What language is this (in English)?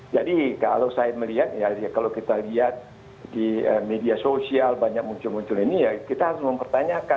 Indonesian